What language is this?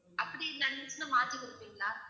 Tamil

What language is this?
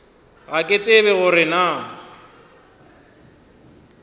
Northern Sotho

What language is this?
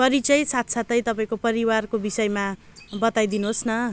Nepali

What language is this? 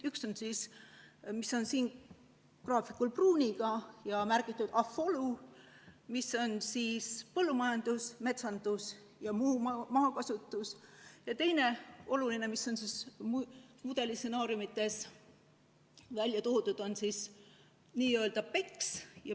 Estonian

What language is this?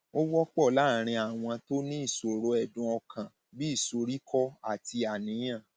Yoruba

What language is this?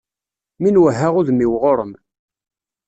Kabyle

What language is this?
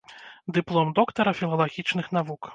Belarusian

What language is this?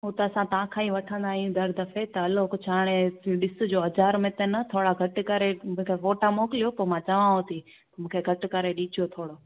Sindhi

